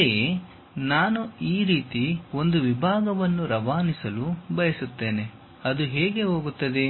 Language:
Kannada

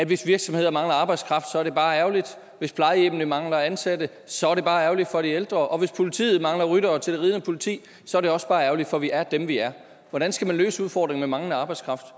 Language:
Danish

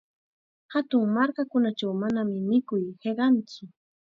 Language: Chiquián Ancash Quechua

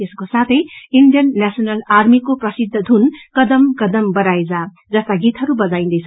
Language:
Nepali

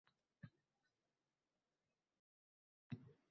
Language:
Uzbek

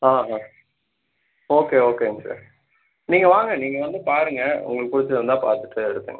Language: Tamil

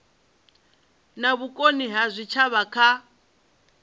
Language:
Venda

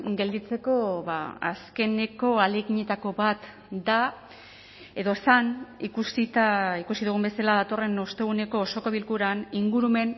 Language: Basque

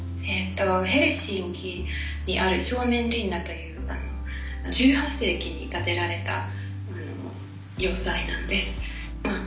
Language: Japanese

